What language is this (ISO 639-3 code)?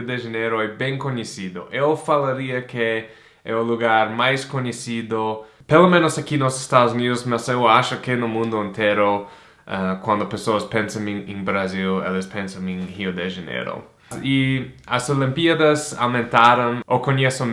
por